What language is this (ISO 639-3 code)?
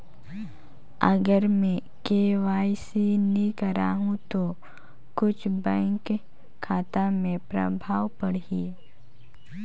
hne